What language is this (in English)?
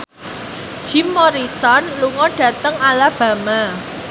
Javanese